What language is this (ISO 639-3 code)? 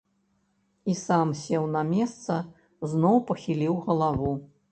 bel